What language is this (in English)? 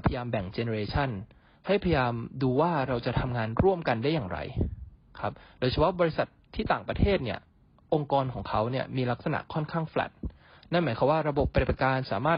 Thai